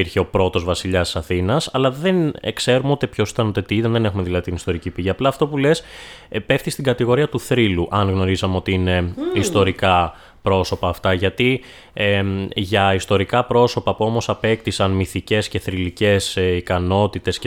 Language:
Greek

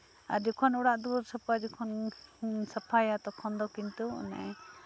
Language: Santali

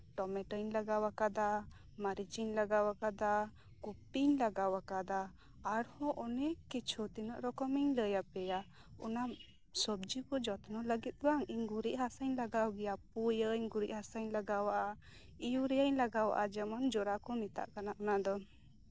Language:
Santali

